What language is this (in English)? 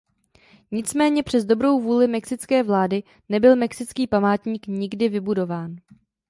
Czech